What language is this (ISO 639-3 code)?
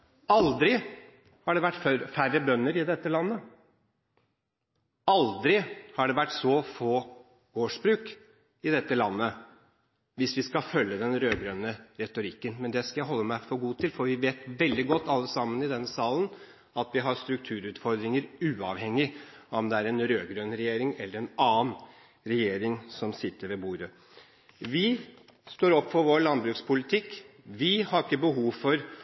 nob